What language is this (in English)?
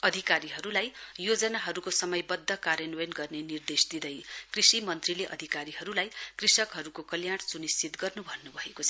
Nepali